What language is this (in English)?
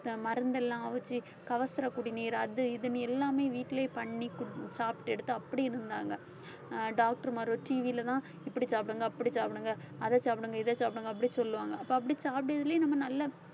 Tamil